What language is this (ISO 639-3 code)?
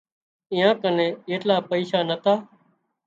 kxp